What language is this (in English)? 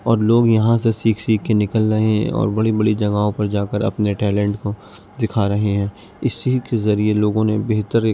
Urdu